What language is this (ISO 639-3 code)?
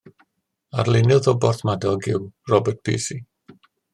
cym